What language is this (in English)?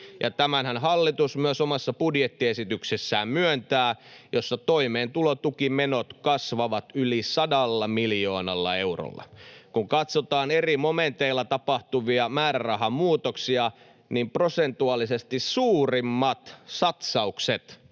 Finnish